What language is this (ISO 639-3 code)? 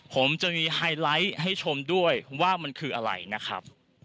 tha